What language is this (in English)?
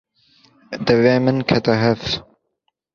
Kurdish